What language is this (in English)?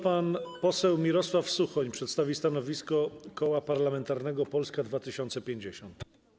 Polish